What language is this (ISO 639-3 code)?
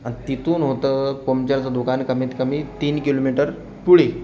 mar